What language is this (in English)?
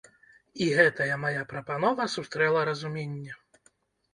Belarusian